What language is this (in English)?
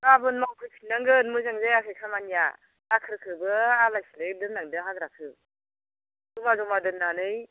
Bodo